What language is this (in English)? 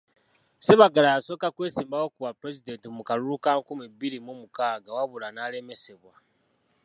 Ganda